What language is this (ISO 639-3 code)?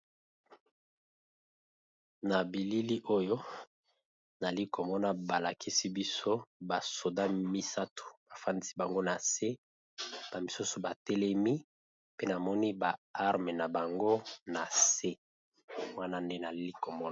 lin